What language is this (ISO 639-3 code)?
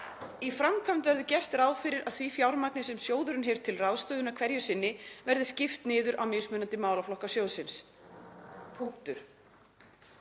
isl